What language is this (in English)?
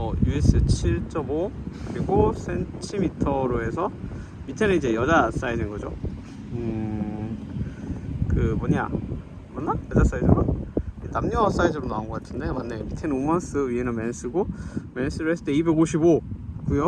Korean